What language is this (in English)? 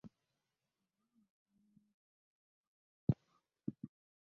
Ganda